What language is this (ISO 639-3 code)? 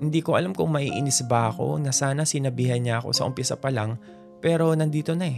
fil